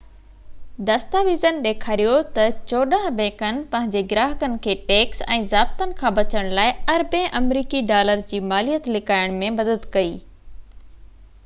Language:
Sindhi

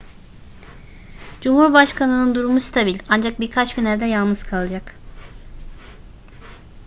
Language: Turkish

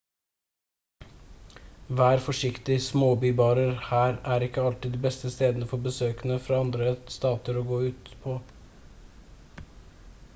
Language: Norwegian Bokmål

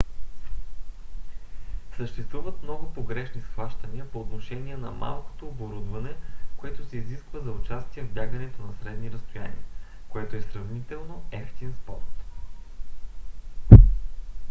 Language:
Bulgarian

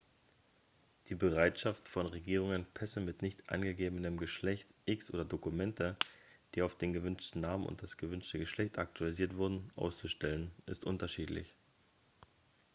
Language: German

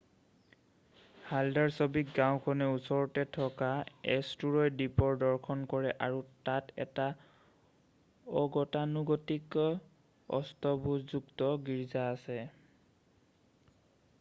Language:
Assamese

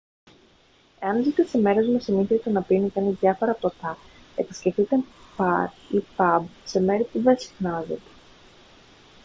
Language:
Greek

